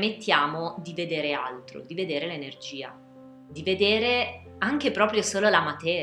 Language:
Italian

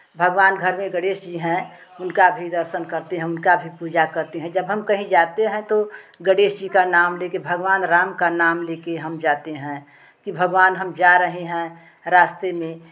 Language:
Hindi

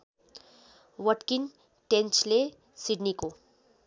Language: Nepali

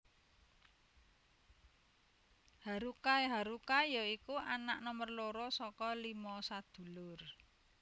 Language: Javanese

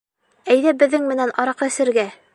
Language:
Bashkir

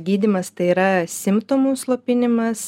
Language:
Lithuanian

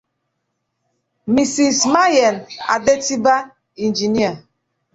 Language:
Igbo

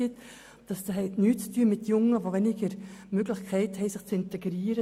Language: Swiss German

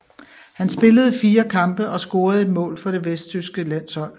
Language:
Danish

